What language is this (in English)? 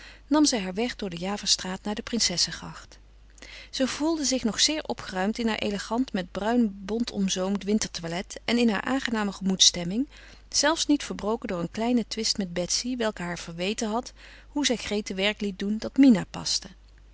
Dutch